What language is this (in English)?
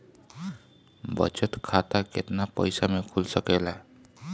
Bhojpuri